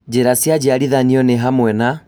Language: Kikuyu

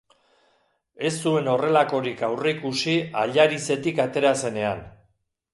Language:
Basque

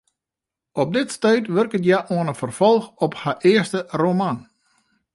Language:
Western Frisian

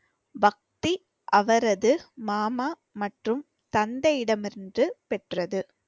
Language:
Tamil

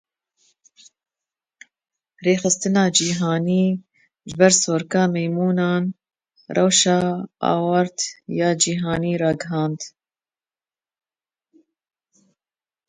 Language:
Kurdish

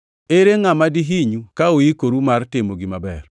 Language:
Luo (Kenya and Tanzania)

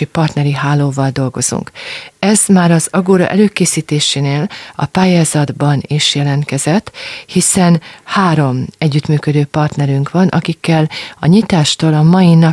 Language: Hungarian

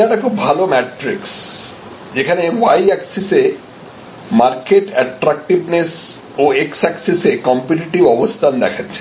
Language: Bangla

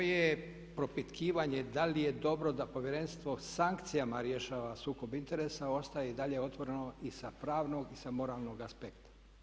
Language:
Croatian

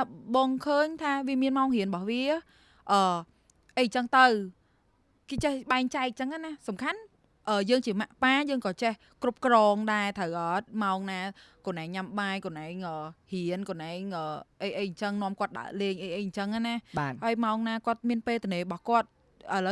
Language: Vietnamese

